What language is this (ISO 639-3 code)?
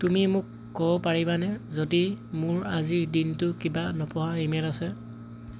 asm